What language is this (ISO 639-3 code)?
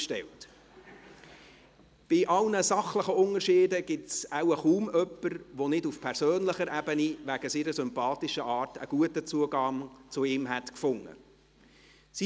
gsw